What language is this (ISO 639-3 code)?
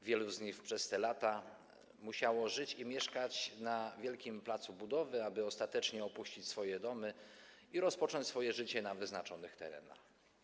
pol